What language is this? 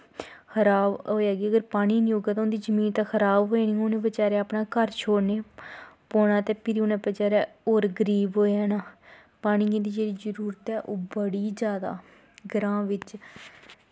Dogri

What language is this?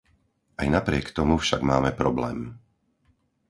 Slovak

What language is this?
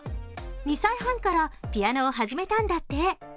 Japanese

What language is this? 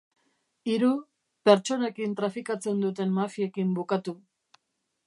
Basque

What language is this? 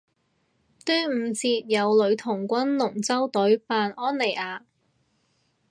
Cantonese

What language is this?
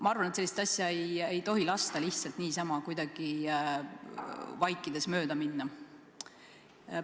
Estonian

